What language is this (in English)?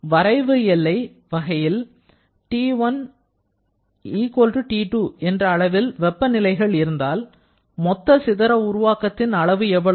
Tamil